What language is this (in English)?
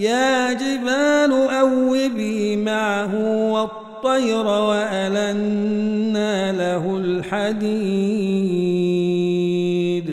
Arabic